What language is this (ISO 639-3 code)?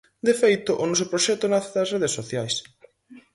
glg